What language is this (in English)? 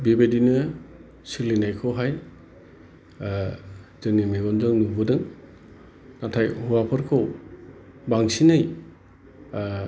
Bodo